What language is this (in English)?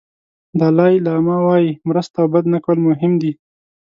Pashto